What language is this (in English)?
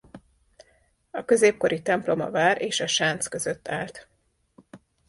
Hungarian